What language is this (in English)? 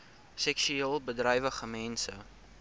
Afrikaans